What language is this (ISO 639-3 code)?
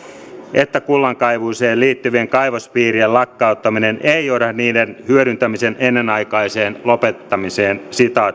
fin